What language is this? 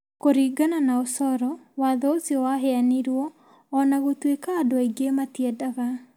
Kikuyu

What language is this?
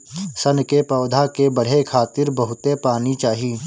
Bhojpuri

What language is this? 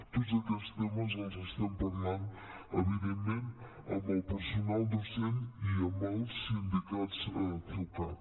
Catalan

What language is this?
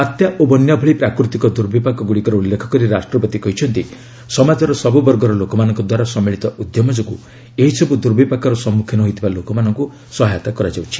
Odia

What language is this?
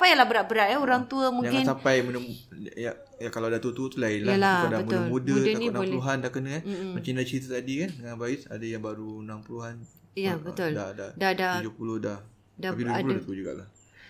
Malay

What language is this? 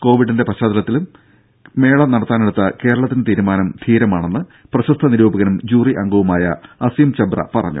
Malayalam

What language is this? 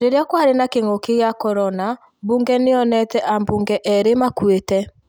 Kikuyu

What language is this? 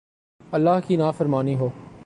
Urdu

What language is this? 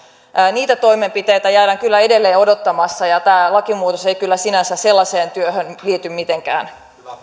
Finnish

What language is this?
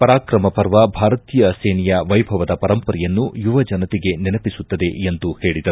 Kannada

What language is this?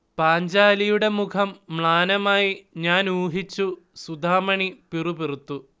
Malayalam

